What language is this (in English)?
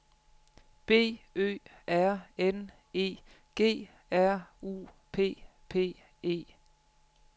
Danish